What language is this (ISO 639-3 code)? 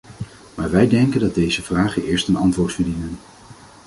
nld